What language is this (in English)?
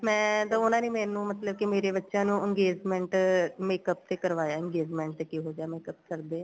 Punjabi